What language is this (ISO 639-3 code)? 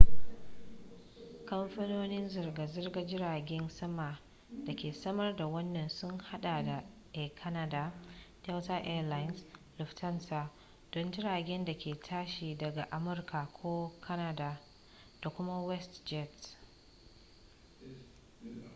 hau